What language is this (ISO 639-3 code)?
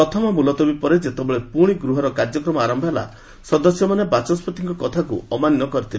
ori